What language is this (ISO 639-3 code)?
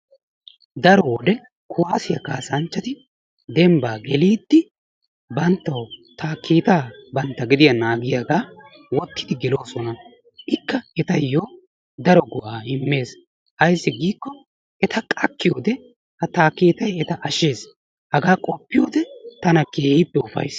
wal